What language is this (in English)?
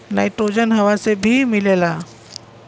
Bhojpuri